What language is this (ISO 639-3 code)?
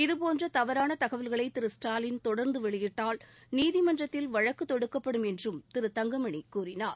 tam